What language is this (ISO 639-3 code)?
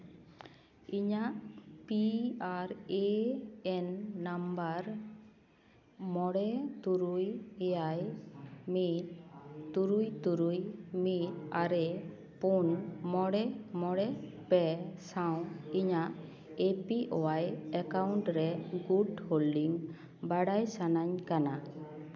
sat